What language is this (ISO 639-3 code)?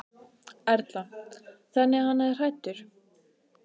isl